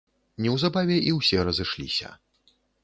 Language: Belarusian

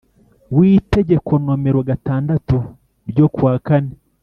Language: Kinyarwanda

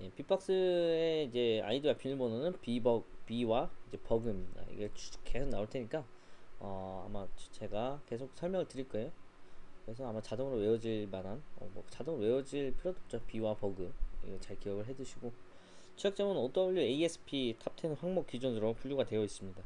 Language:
Korean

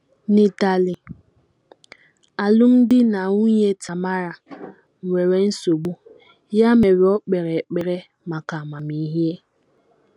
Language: Igbo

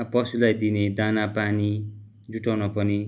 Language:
Nepali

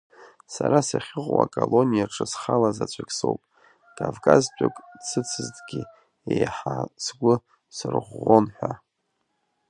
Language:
Abkhazian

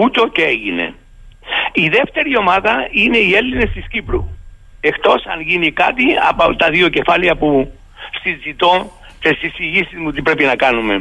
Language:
Greek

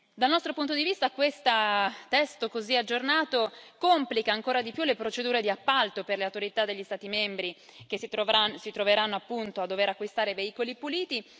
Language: Italian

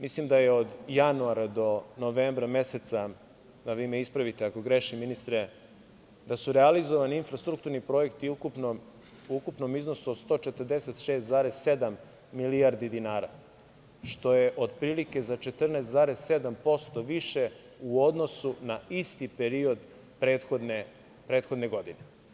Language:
Serbian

